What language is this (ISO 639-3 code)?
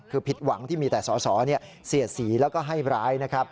tha